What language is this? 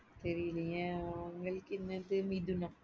Tamil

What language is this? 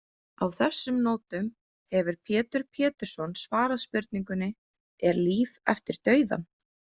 Icelandic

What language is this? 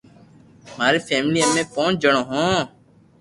Loarki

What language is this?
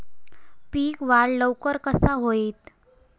Marathi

